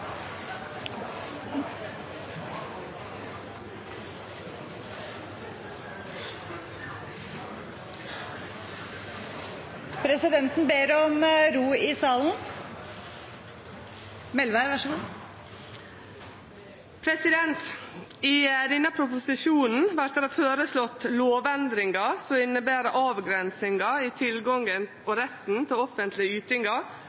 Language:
Norwegian Nynorsk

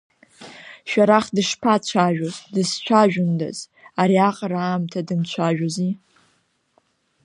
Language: Abkhazian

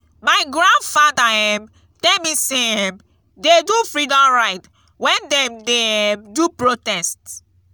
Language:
Nigerian Pidgin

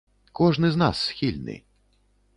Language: Belarusian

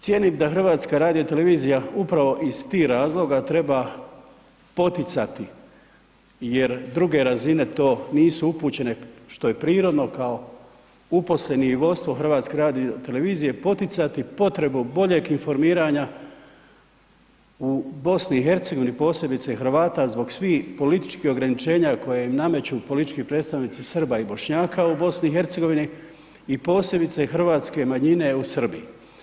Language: Croatian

